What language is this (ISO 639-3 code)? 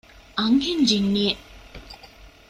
div